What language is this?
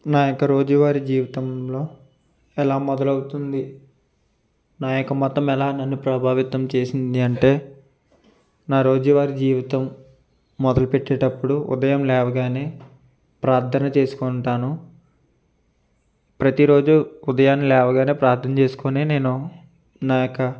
Telugu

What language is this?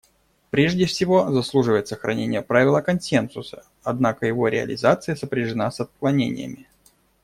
Russian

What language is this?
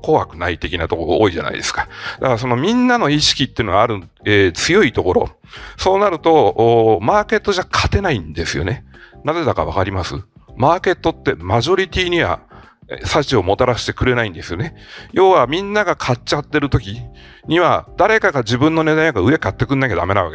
Japanese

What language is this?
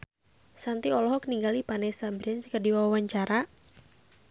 Sundanese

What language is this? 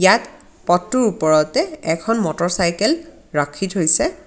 Assamese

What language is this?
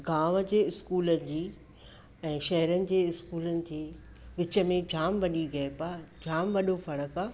Sindhi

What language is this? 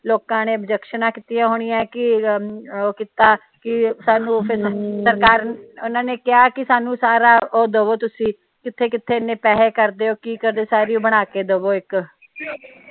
Punjabi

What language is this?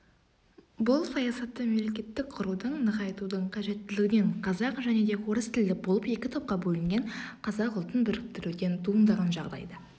Kazakh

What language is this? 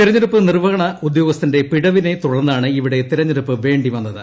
Malayalam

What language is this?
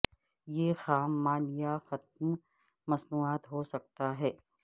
Urdu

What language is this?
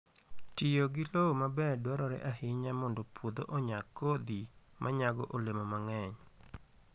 Luo (Kenya and Tanzania)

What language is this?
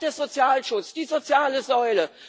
German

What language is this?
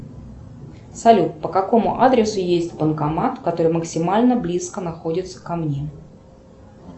Russian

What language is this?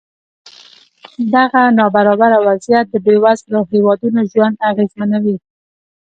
Pashto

